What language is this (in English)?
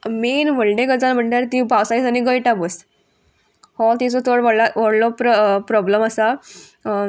Konkani